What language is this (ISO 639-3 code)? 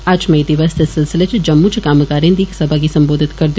doi